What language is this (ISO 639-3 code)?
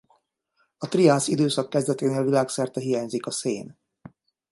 hun